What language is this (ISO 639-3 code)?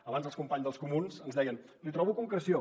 cat